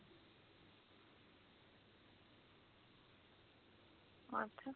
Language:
Punjabi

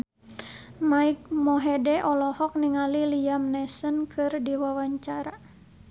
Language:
Sundanese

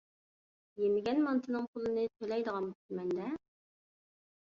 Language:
Uyghur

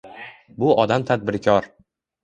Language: Uzbek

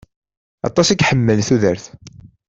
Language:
Kabyle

